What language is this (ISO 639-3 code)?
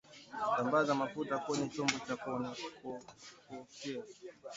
swa